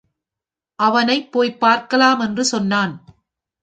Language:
Tamil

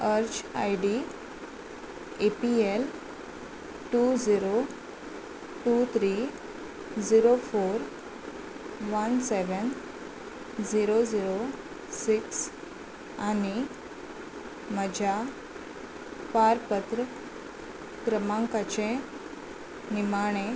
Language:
Konkani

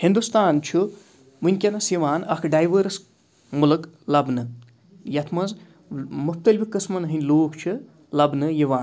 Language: Kashmiri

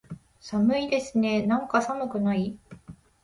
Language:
Japanese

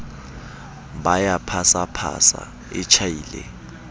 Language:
Southern Sotho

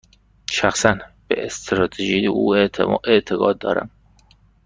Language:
Persian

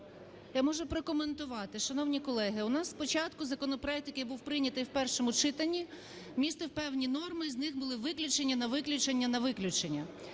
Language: Ukrainian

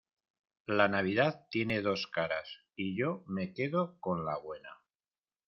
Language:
Spanish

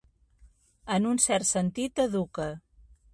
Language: Catalan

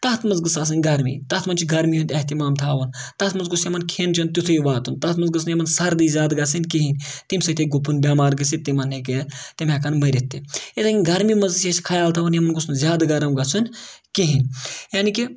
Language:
Kashmiri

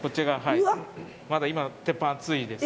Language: Japanese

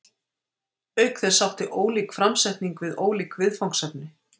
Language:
Icelandic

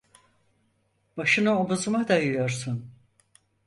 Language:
Turkish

